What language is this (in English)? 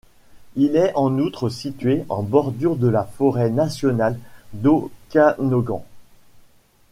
French